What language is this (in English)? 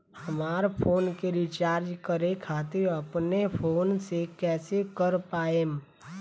Bhojpuri